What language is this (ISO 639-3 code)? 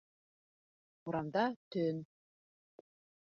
bak